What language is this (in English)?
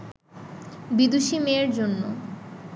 Bangla